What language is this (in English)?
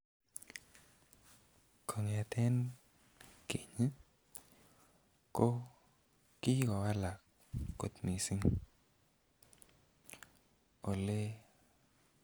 Kalenjin